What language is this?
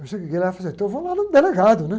Portuguese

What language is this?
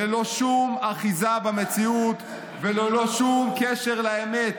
Hebrew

